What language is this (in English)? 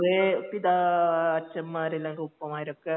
Malayalam